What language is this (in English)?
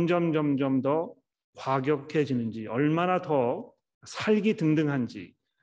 Korean